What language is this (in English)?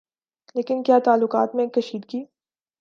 Urdu